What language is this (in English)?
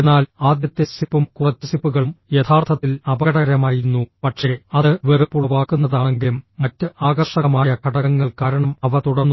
Malayalam